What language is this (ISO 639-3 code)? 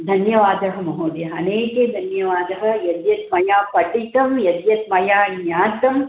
san